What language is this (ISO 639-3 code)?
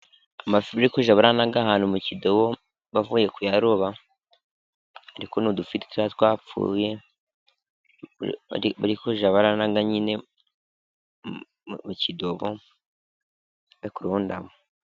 kin